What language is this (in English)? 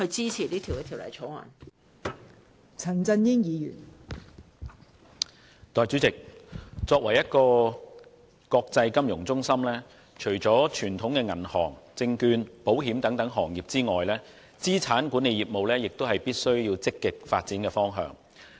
Cantonese